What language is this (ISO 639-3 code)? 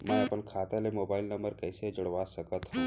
hne